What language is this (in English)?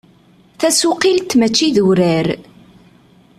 Kabyle